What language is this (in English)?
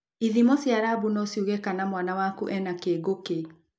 Kikuyu